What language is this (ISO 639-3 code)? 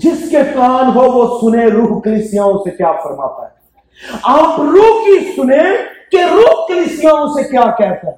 urd